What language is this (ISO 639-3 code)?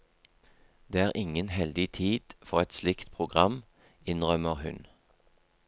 nor